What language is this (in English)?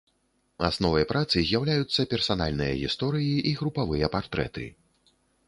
Belarusian